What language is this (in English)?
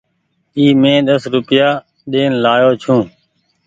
Goaria